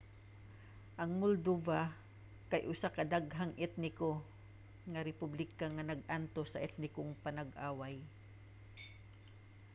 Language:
Cebuano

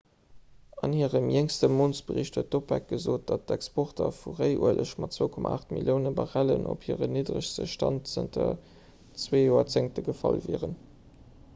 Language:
Luxembourgish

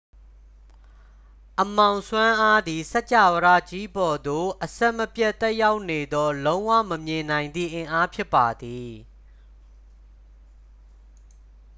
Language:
Burmese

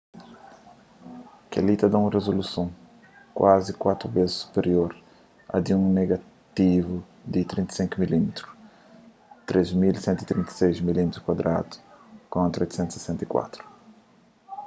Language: Kabuverdianu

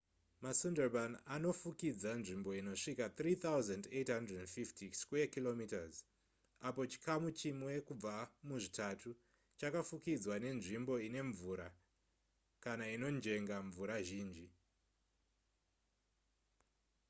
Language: Shona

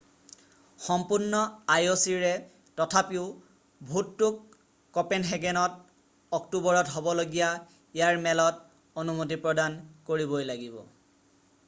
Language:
Assamese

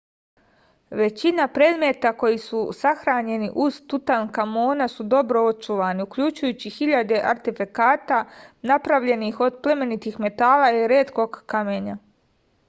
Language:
Serbian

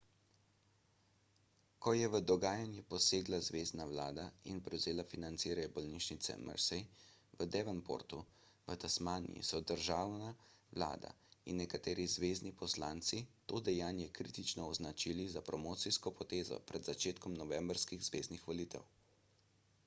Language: Slovenian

